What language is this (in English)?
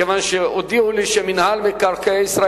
Hebrew